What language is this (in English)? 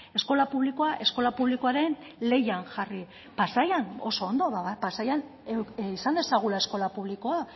Basque